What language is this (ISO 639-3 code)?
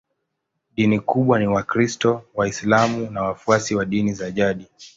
swa